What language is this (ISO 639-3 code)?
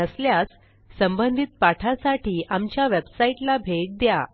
mar